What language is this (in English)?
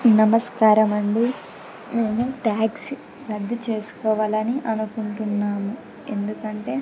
Telugu